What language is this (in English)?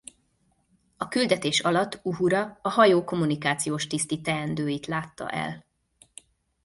Hungarian